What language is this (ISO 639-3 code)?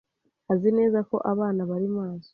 kin